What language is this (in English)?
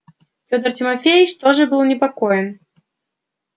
Russian